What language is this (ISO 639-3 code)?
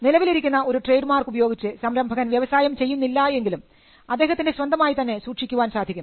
mal